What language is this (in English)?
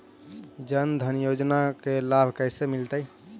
Magahi